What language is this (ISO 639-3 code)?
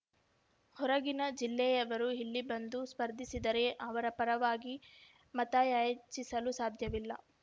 kan